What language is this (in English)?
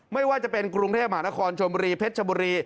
Thai